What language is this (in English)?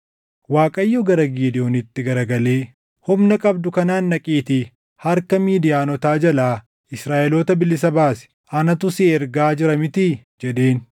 Oromo